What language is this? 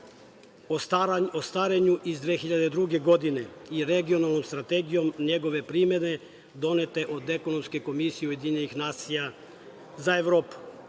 Serbian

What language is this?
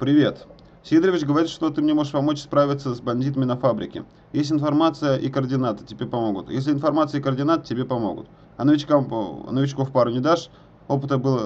Russian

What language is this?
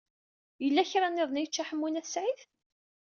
Kabyle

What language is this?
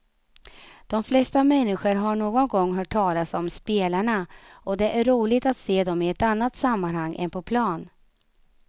Swedish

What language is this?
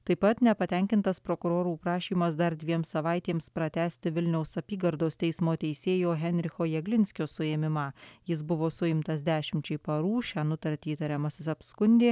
Lithuanian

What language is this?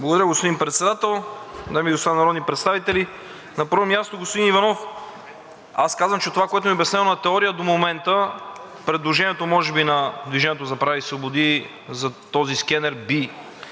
Bulgarian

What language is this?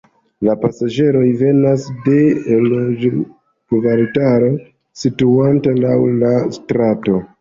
Esperanto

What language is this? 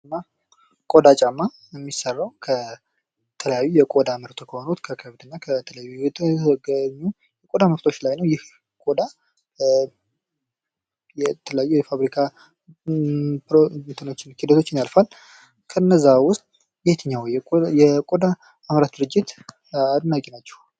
Amharic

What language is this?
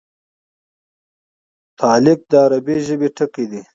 Pashto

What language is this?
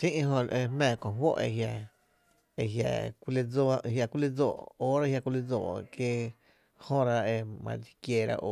Tepinapa Chinantec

